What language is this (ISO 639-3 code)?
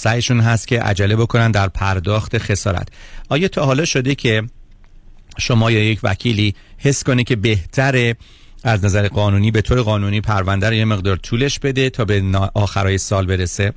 fas